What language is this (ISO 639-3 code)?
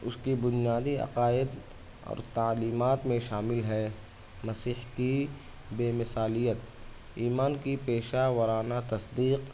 urd